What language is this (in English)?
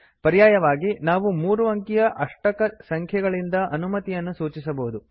Kannada